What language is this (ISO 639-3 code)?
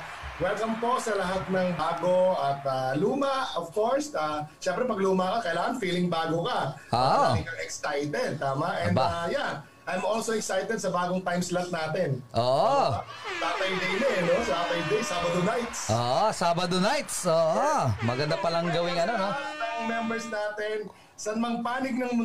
fil